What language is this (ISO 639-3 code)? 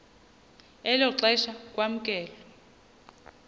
xho